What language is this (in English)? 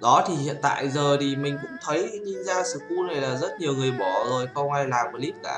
Vietnamese